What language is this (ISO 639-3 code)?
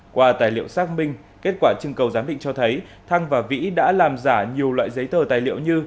vie